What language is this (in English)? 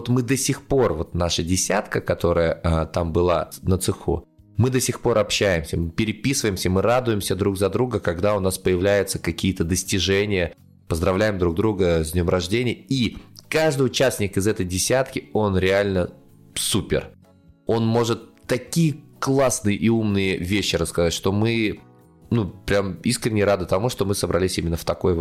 Russian